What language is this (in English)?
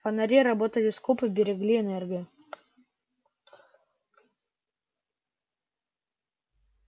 Russian